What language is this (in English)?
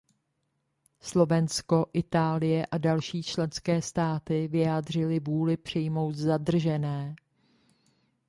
Czech